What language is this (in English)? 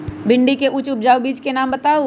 Magahi